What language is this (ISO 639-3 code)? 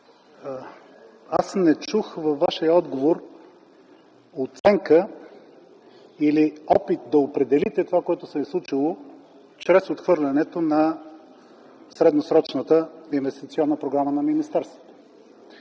bul